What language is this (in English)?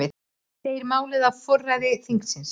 Icelandic